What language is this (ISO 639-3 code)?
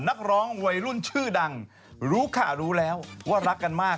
tha